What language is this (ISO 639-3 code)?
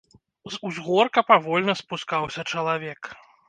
bel